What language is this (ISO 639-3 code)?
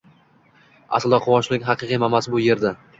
uzb